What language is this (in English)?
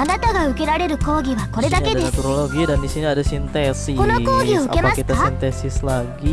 Indonesian